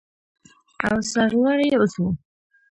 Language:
Pashto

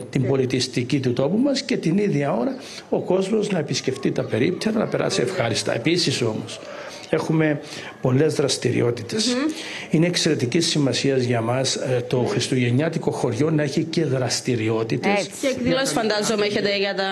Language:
Greek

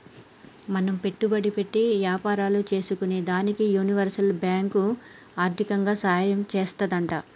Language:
Telugu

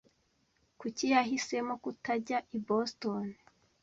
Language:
Kinyarwanda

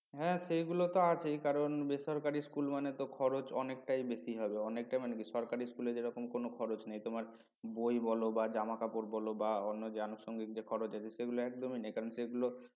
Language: Bangla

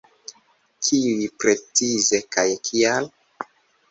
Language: Esperanto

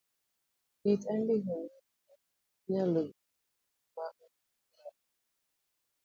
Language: Luo (Kenya and Tanzania)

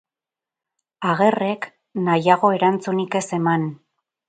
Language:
Basque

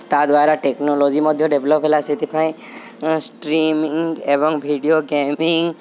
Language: Odia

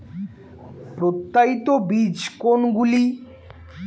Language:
Bangla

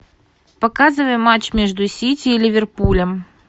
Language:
Russian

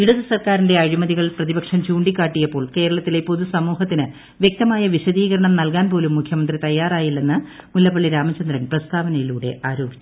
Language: Malayalam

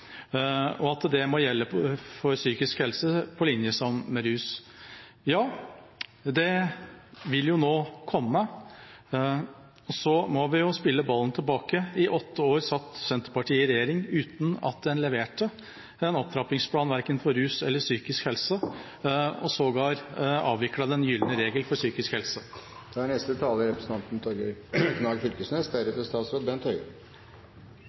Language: Norwegian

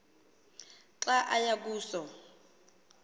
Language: Xhosa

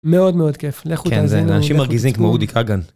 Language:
Hebrew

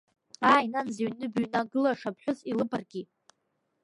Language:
Abkhazian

